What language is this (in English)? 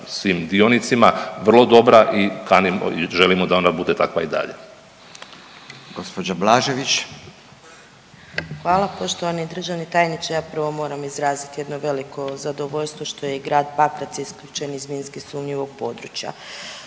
Croatian